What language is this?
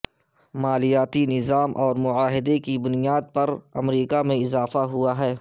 Urdu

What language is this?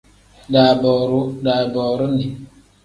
Tem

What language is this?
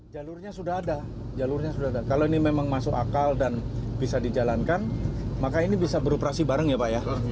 Indonesian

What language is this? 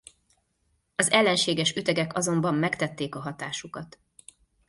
Hungarian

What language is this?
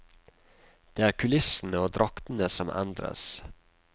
Norwegian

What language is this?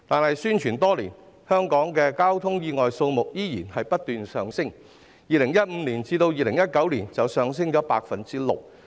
Cantonese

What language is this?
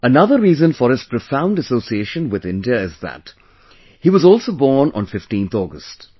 English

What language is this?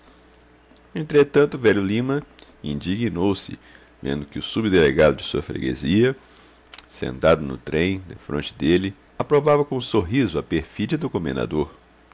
Portuguese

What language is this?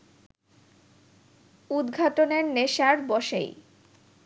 Bangla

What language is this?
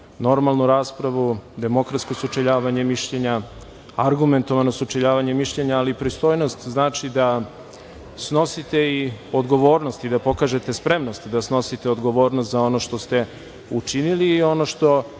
Serbian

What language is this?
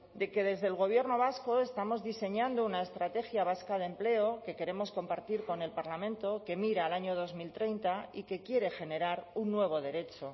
Spanish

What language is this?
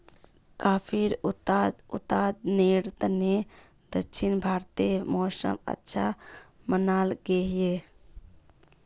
Magahi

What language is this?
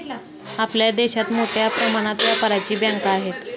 Marathi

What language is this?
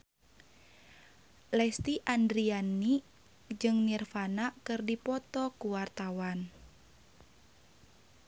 Sundanese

